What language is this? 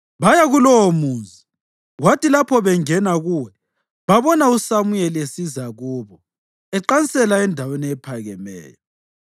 North Ndebele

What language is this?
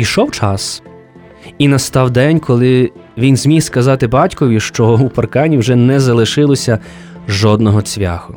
Ukrainian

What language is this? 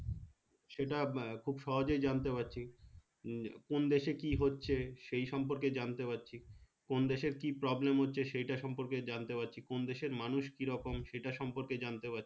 Bangla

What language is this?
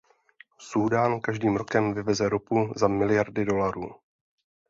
Czech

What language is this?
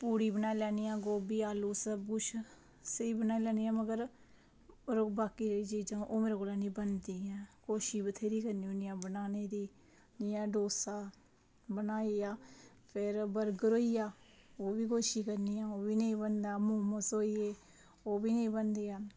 Dogri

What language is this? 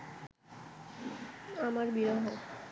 Bangla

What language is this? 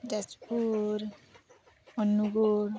Santali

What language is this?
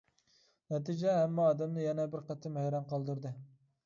Uyghur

